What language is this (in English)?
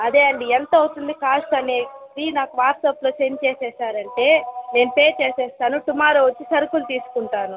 Telugu